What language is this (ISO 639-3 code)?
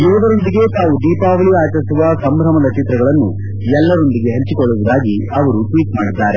kan